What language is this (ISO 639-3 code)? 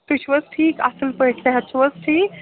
kas